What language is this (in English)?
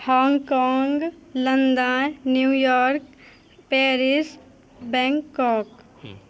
Maithili